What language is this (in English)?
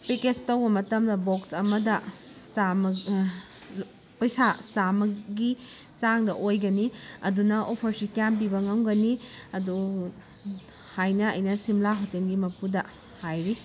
Manipuri